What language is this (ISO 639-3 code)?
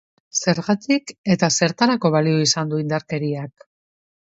eus